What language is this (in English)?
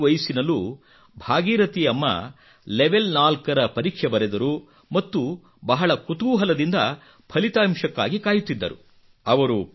Kannada